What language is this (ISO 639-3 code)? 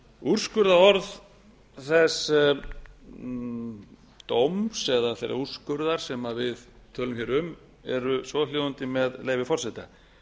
isl